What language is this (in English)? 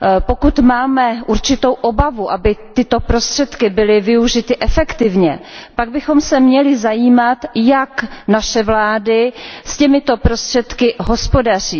Czech